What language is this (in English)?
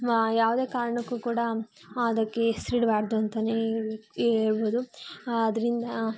Kannada